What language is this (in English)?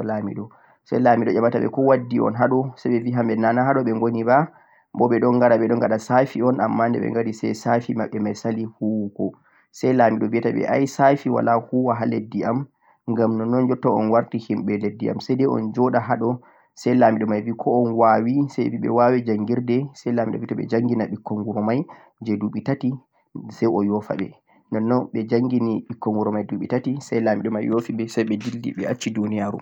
Central-Eastern Niger Fulfulde